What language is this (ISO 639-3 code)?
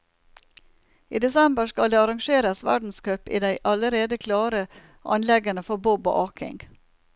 nor